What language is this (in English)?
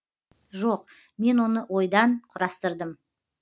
Kazakh